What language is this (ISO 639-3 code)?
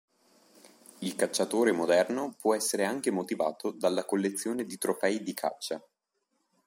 ita